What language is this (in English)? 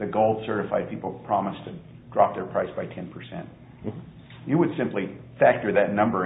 English